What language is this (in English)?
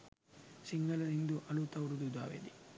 Sinhala